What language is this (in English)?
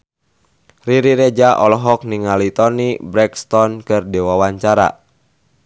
Sundanese